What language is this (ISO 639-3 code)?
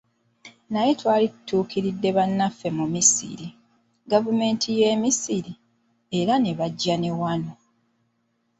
lug